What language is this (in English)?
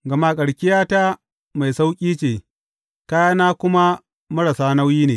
Hausa